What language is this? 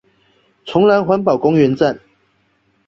Chinese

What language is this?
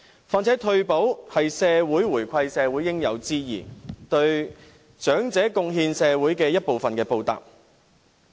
Cantonese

